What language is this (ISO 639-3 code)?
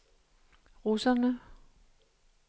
dan